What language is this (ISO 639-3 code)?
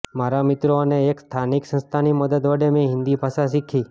guj